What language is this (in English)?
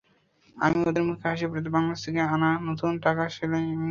Bangla